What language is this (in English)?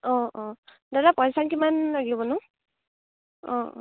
Assamese